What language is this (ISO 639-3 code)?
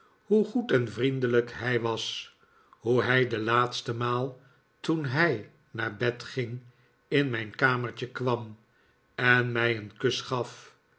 nld